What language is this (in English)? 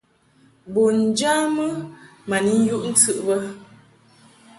Mungaka